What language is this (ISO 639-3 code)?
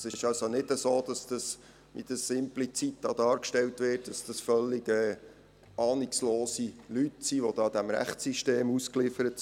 gsw